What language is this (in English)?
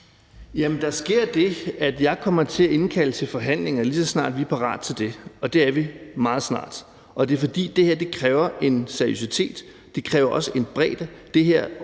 Danish